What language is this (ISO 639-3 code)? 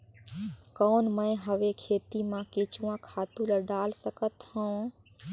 hne